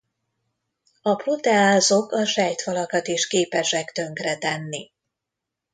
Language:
Hungarian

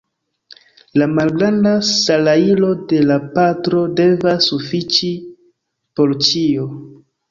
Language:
Esperanto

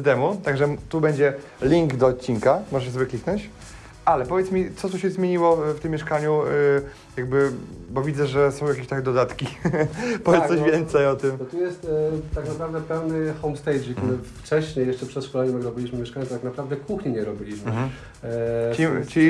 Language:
Polish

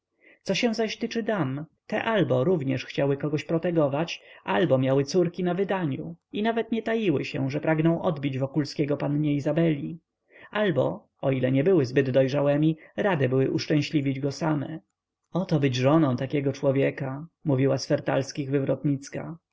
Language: Polish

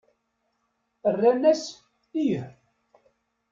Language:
Kabyle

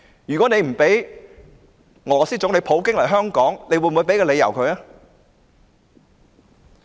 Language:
Cantonese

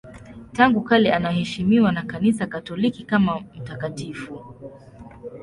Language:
Swahili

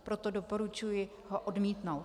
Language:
Czech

